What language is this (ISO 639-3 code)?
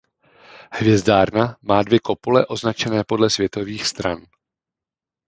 ces